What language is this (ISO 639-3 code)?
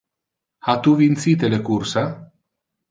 ina